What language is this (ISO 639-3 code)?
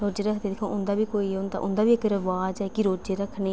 doi